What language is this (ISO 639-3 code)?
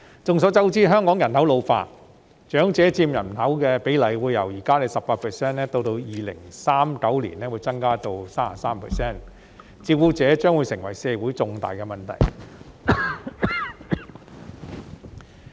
yue